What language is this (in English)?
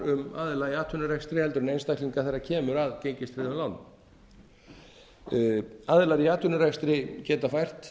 Icelandic